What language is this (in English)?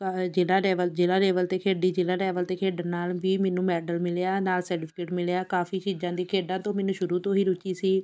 Punjabi